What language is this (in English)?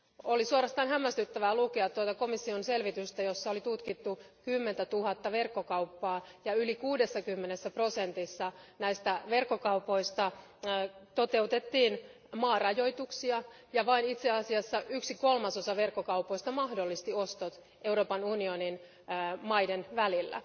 Finnish